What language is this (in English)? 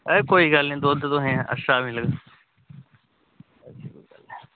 Dogri